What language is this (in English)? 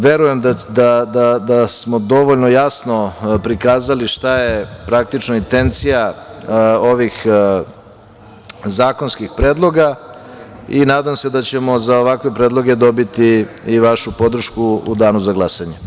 Serbian